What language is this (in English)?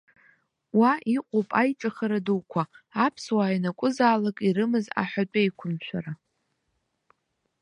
Abkhazian